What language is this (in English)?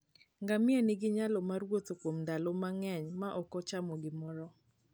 Luo (Kenya and Tanzania)